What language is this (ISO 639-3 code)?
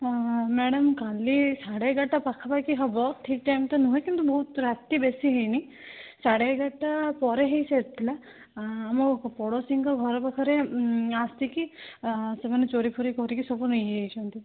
ori